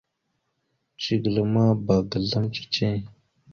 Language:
Mada (Cameroon)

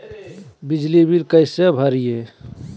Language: Magahi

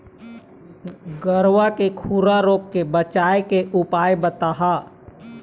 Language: Chhattisgarhi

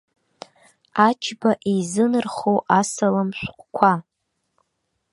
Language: Abkhazian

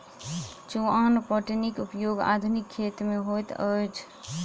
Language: Maithili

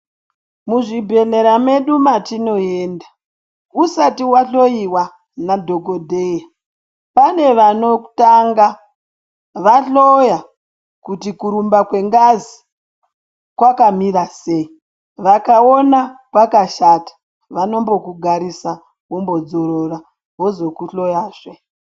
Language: Ndau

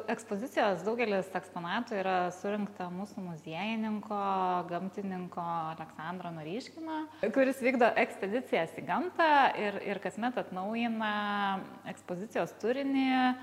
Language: Lithuanian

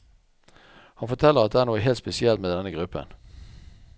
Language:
Norwegian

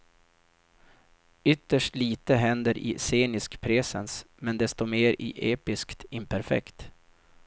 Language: Swedish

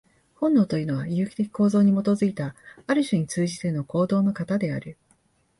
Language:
Japanese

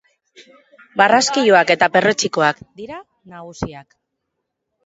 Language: Basque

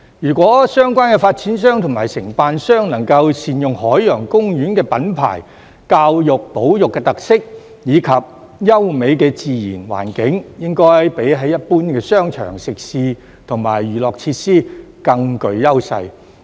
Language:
Cantonese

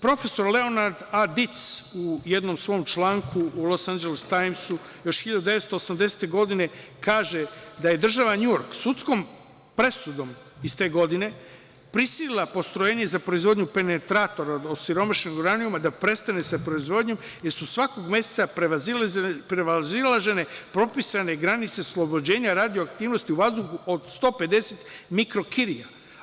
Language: Serbian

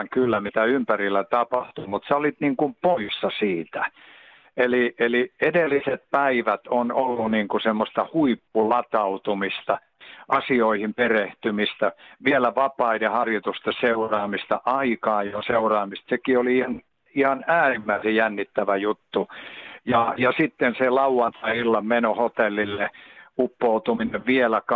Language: Finnish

